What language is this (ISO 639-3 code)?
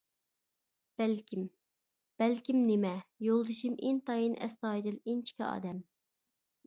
uig